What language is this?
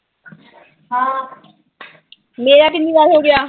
Punjabi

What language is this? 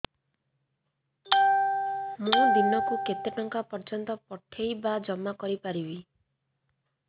Odia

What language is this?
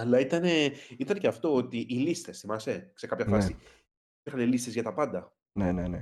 Greek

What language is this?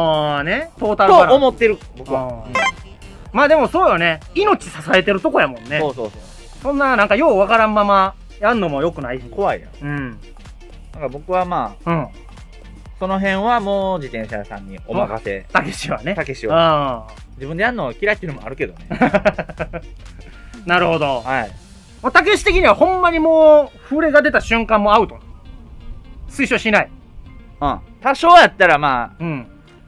Japanese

